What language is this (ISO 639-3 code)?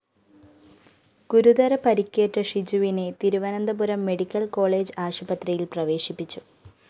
mal